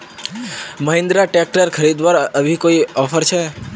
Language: Magahi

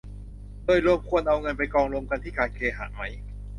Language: Thai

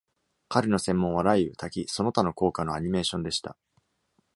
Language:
Japanese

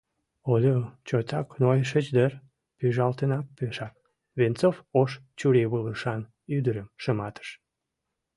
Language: Mari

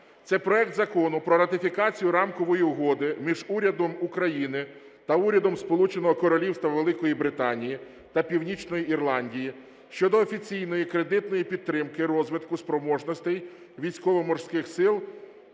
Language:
Ukrainian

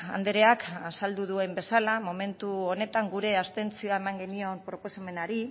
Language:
Basque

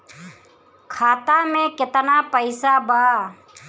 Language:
Bhojpuri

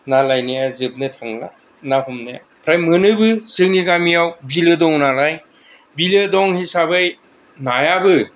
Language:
Bodo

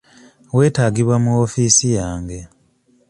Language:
Ganda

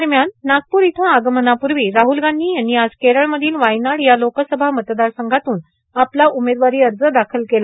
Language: Marathi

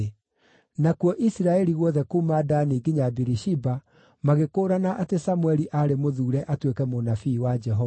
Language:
Kikuyu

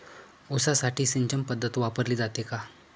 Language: Marathi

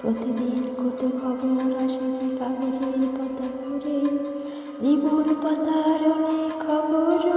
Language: Bangla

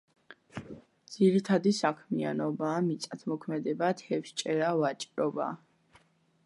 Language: Georgian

